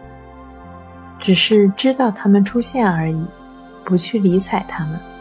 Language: Chinese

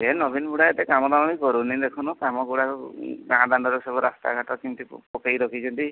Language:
Odia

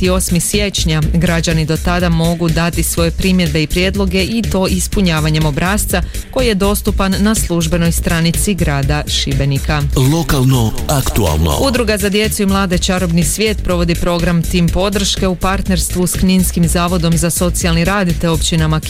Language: Croatian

